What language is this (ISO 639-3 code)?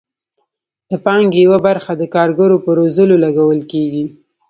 pus